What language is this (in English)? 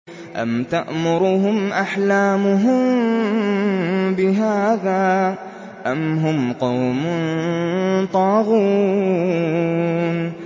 Arabic